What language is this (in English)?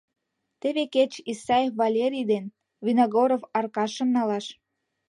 Mari